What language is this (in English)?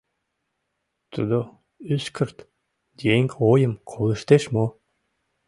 Mari